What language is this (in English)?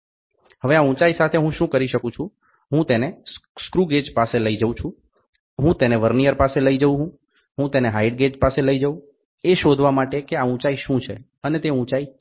Gujarati